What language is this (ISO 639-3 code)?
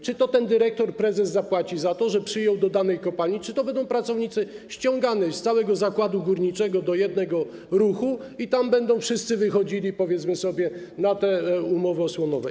pol